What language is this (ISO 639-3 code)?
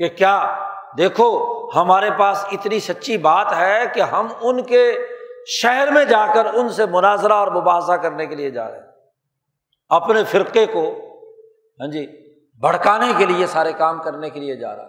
urd